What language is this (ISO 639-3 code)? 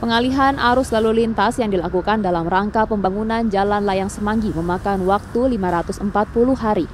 ind